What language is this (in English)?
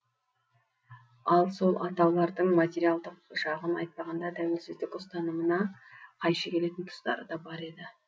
Kazakh